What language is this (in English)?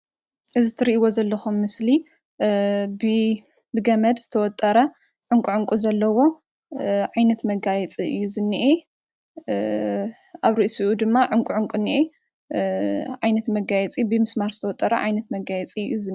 Tigrinya